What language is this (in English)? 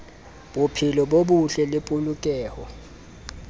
Southern Sotho